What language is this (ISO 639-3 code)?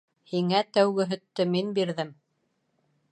bak